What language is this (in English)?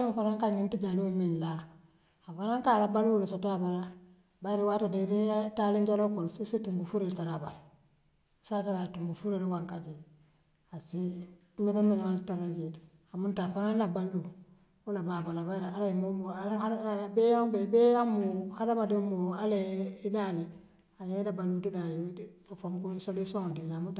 Western Maninkakan